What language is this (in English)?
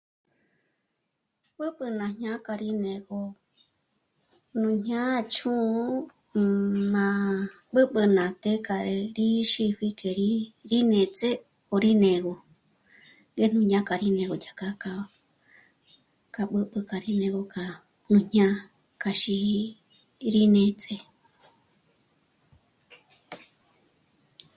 Michoacán Mazahua